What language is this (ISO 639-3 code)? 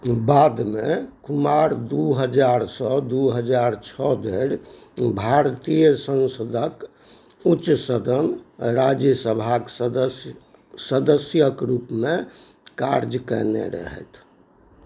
mai